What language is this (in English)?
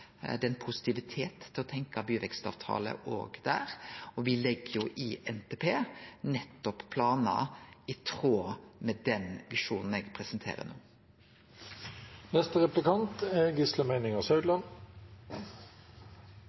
Norwegian Nynorsk